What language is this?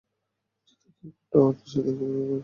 Bangla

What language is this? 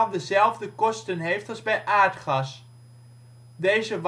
Dutch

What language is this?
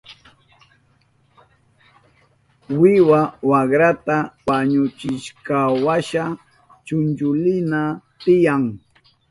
Southern Pastaza Quechua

